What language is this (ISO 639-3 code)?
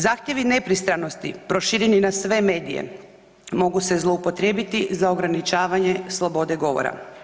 hrv